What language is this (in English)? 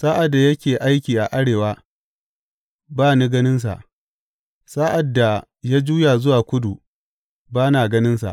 Hausa